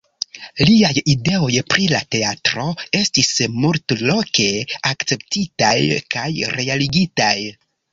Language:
Esperanto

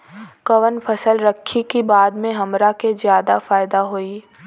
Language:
Bhojpuri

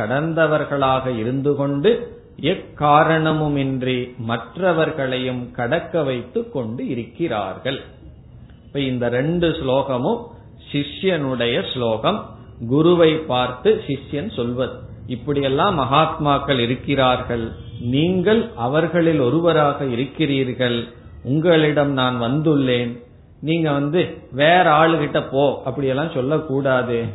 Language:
Tamil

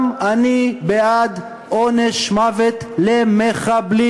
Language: Hebrew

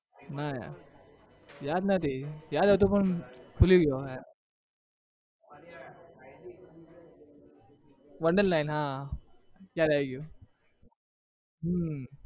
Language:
Gujarati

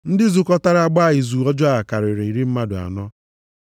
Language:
Igbo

